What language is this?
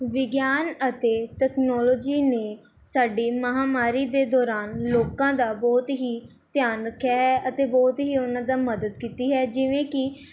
Punjabi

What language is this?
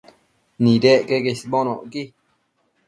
Matsés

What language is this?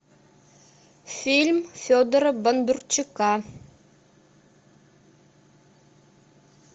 Russian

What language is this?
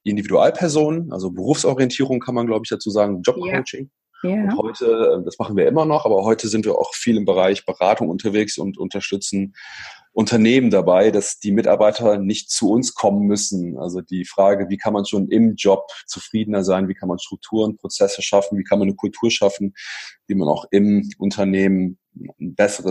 German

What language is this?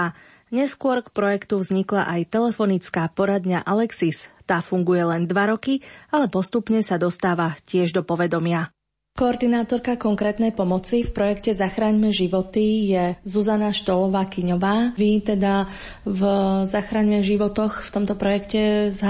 Slovak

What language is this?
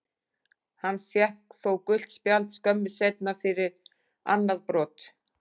Icelandic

